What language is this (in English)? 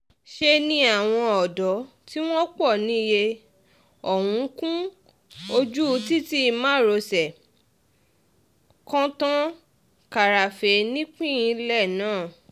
Yoruba